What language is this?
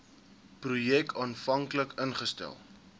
Afrikaans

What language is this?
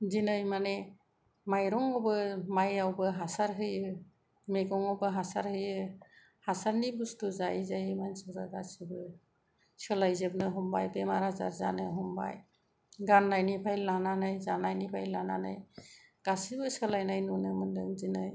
Bodo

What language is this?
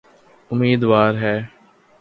Urdu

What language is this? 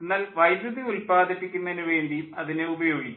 Malayalam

